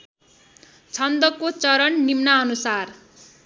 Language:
Nepali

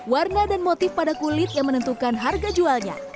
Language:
Indonesian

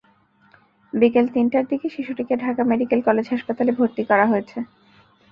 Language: Bangla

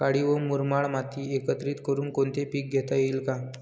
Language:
Marathi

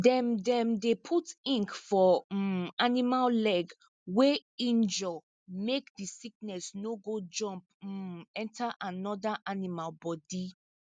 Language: Nigerian Pidgin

